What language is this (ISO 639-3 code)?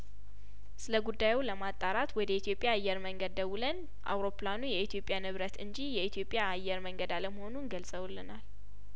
amh